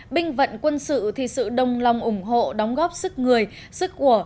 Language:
Vietnamese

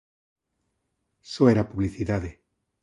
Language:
Galician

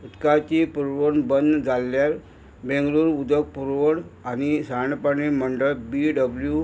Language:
Konkani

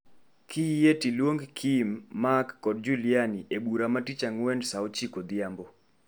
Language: Luo (Kenya and Tanzania)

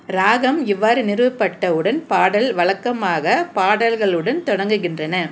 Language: Tamil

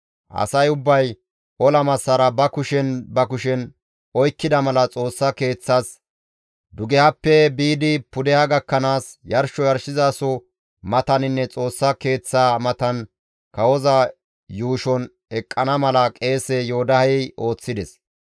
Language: Gamo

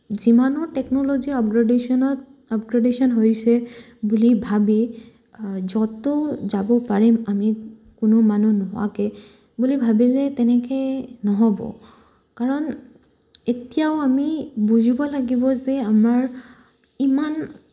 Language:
Assamese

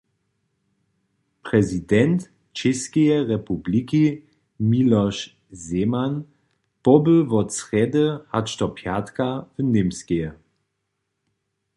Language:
Upper Sorbian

